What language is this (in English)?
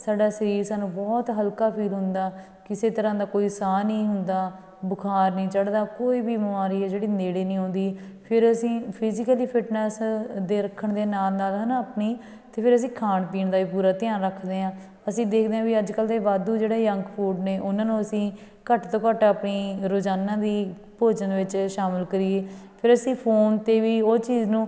Punjabi